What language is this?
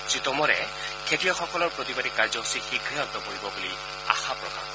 Assamese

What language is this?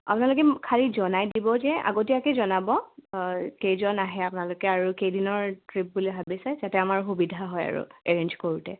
Assamese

